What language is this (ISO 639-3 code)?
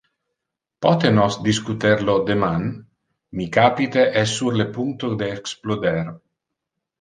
ina